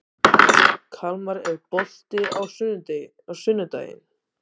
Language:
Icelandic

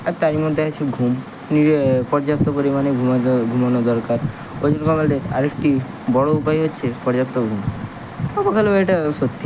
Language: Bangla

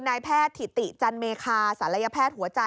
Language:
Thai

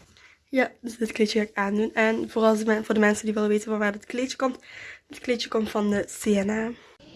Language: Dutch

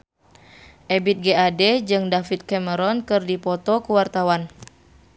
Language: Sundanese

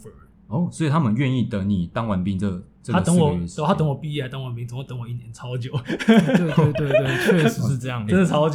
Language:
Chinese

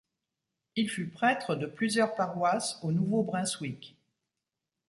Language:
French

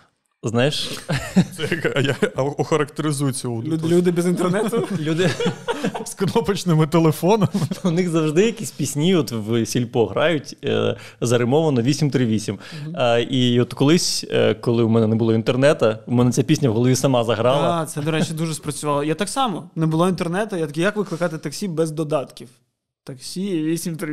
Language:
Ukrainian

